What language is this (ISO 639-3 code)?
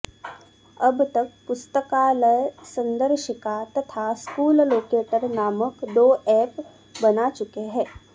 san